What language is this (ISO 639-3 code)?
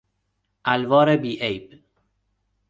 fas